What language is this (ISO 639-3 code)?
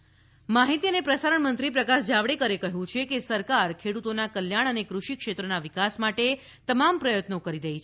guj